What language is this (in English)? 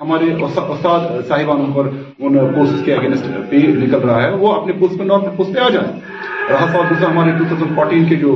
Urdu